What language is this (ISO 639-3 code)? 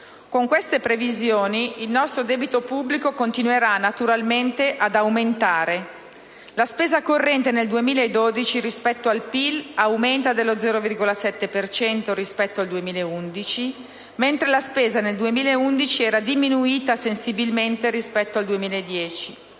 ita